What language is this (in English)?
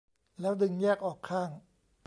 Thai